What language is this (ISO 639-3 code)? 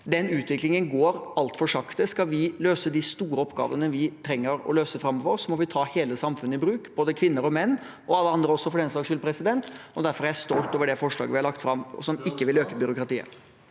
nor